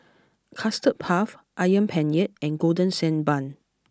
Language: English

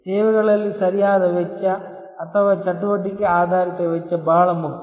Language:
Kannada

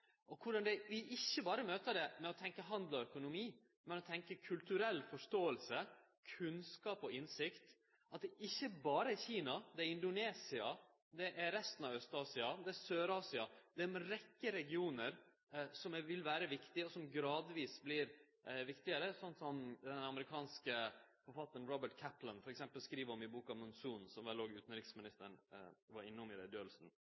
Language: Norwegian Nynorsk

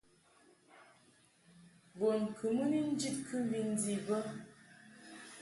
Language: Mungaka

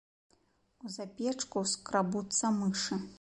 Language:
Belarusian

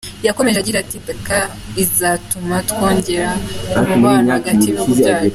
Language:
Kinyarwanda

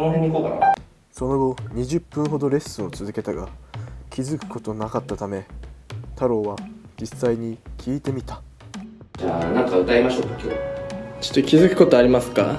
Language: Japanese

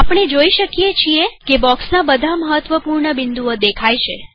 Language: Gujarati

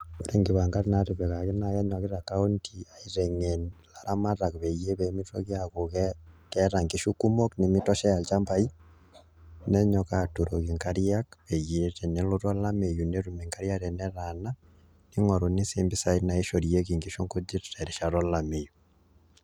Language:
Masai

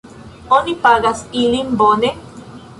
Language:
Esperanto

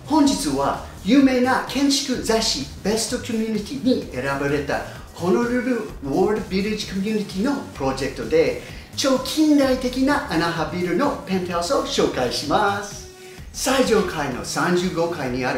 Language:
Japanese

